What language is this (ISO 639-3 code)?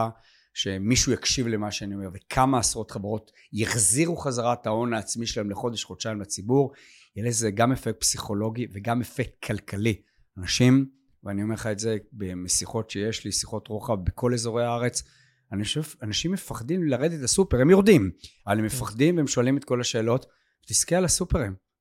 heb